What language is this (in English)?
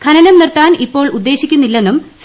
Malayalam